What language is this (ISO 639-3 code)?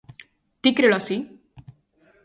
glg